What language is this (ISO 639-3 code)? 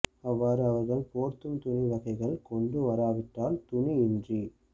tam